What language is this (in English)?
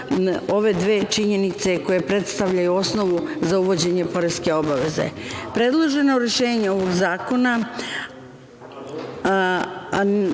Serbian